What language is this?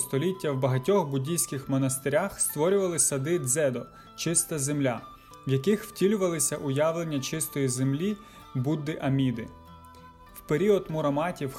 Ukrainian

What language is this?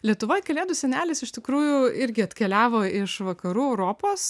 Lithuanian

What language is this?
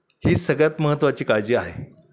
Marathi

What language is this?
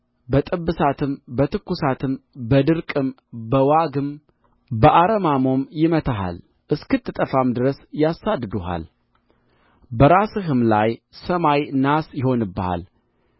Amharic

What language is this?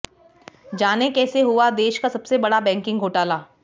Hindi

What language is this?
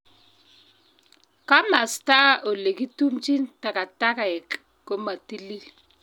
Kalenjin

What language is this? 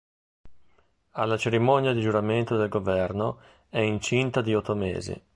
Italian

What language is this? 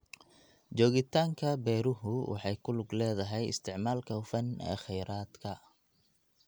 Somali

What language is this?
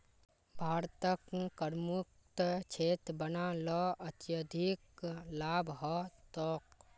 Magahi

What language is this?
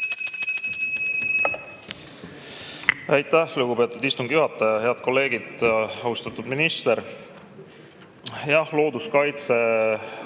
Estonian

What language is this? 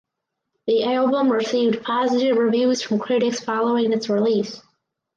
English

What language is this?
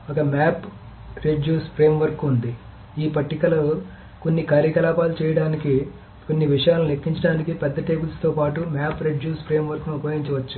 Telugu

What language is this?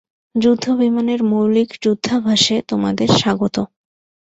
Bangla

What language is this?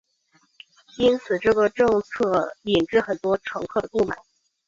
Chinese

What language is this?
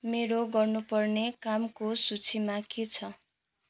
Nepali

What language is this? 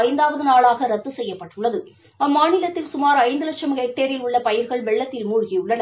Tamil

